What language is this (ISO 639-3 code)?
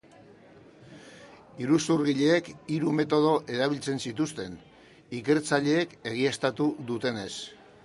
eus